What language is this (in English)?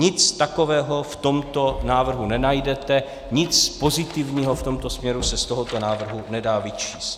Czech